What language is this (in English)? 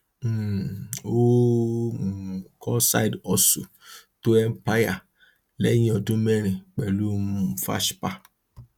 Yoruba